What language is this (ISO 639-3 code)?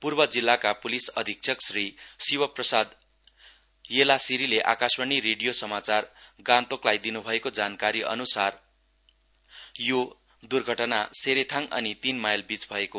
nep